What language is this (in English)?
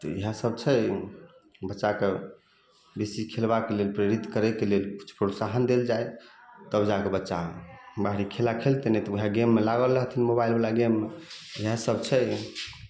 Maithili